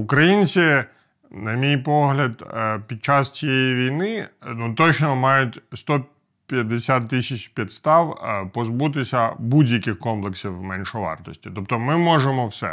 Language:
Ukrainian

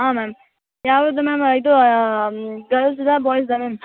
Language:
Kannada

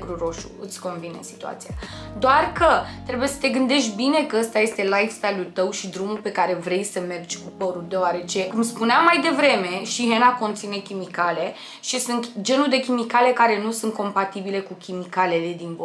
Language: Romanian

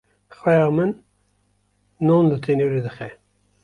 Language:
Kurdish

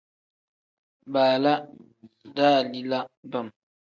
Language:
Tem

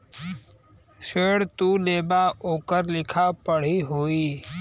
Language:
Bhojpuri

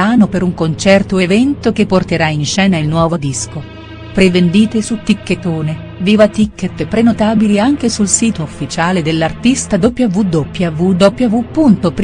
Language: Italian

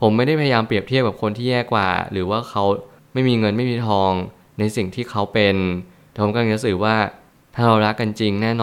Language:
Thai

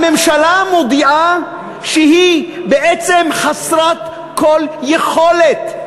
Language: Hebrew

